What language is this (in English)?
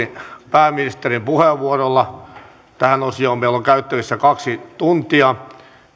Finnish